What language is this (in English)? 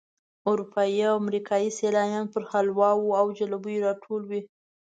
Pashto